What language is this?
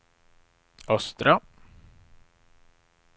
Swedish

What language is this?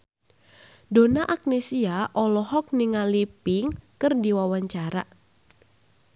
Sundanese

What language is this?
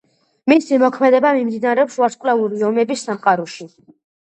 Georgian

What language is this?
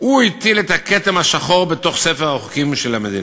Hebrew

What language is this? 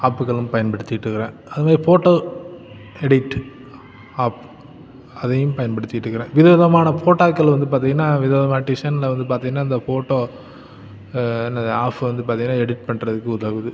Tamil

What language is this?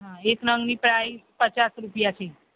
Gujarati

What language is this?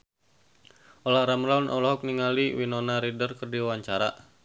Sundanese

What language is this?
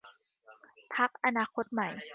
Thai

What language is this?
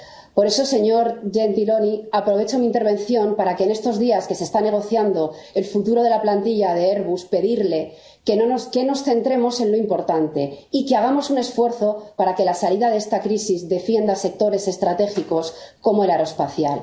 Spanish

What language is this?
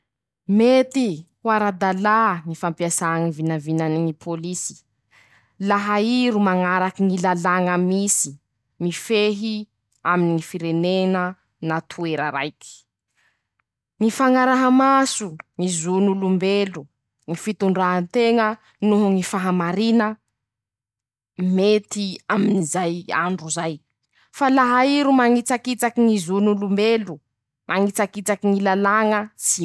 Masikoro Malagasy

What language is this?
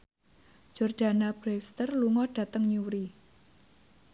Javanese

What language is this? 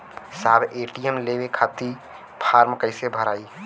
Bhojpuri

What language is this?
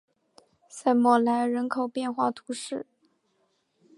Chinese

